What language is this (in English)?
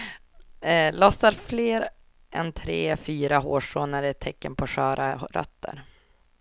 Swedish